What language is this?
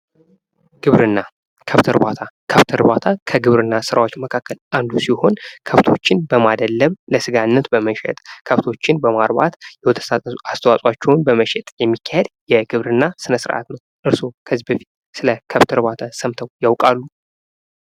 Amharic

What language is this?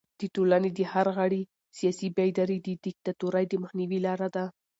Pashto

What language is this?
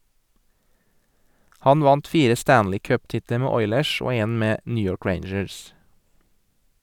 Norwegian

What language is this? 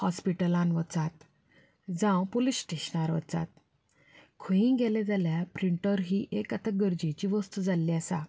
Konkani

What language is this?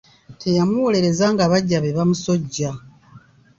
Ganda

